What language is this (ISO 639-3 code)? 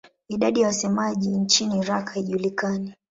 swa